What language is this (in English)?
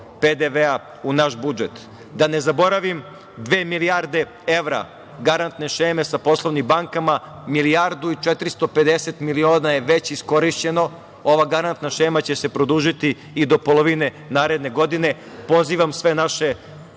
Serbian